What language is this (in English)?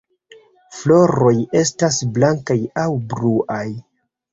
Esperanto